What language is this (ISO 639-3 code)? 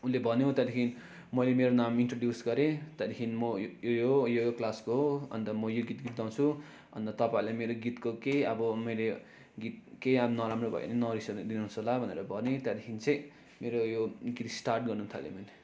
nep